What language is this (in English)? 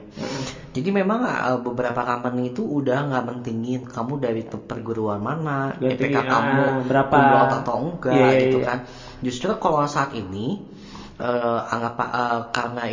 Indonesian